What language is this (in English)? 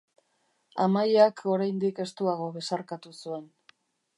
Basque